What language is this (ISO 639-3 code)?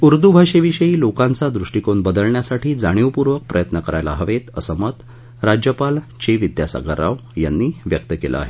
mar